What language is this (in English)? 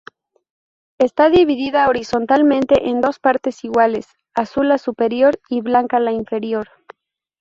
Spanish